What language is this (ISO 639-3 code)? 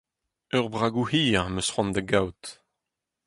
bre